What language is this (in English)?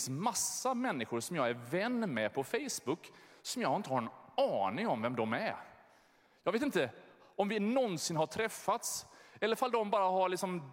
Swedish